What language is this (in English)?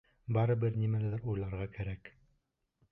Bashkir